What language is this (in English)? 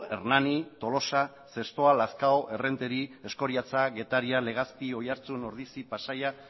Basque